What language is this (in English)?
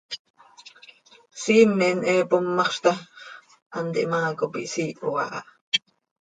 Seri